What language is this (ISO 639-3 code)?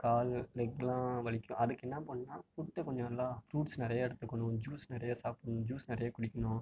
tam